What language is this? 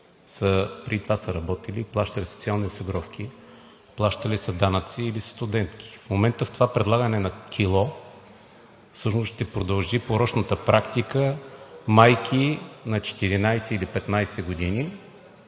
Bulgarian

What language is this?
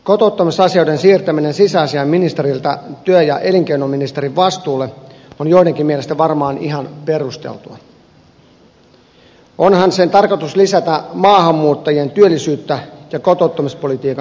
Finnish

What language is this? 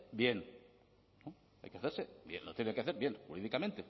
Spanish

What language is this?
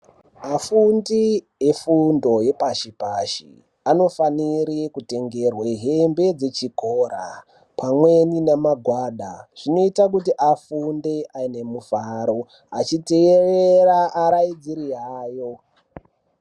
Ndau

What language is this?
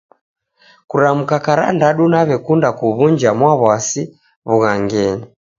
Taita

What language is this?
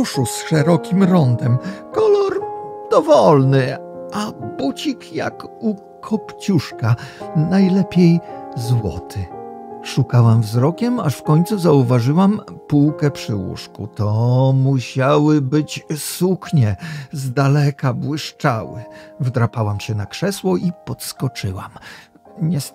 Polish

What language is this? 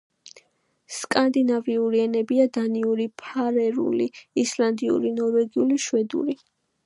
Georgian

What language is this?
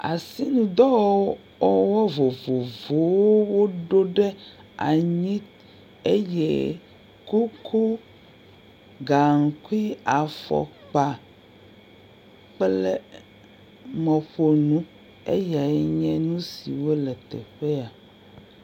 Ewe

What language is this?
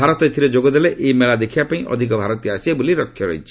Odia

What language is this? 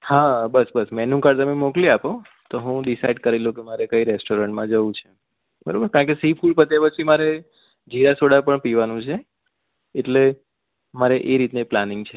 Gujarati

